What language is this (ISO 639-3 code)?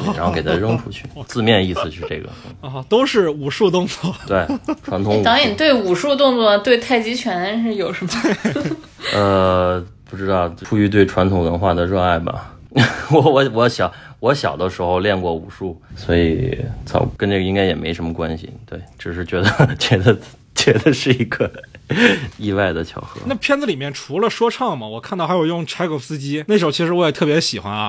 zho